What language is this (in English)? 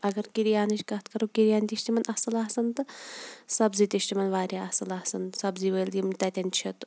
Kashmiri